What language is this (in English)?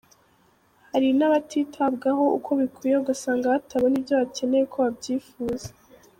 Kinyarwanda